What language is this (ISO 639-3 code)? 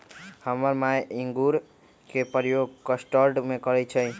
mag